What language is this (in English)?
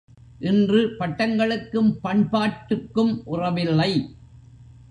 Tamil